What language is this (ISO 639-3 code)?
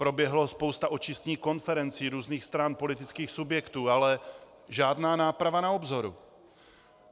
ces